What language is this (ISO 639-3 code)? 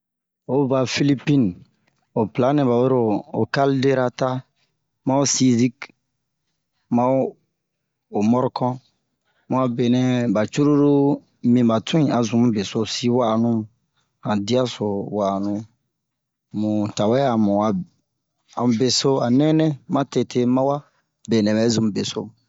bmq